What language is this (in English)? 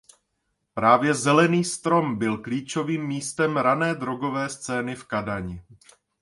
Czech